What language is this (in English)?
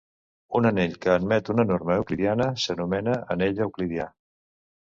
Catalan